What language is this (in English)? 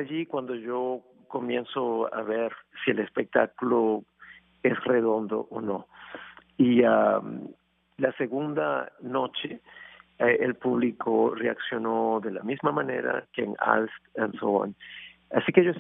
Spanish